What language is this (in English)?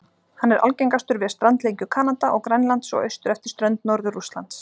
Icelandic